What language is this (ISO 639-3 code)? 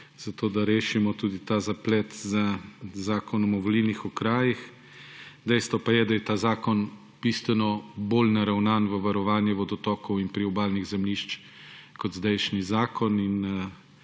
slv